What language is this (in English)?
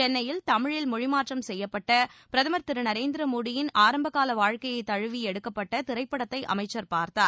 Tamil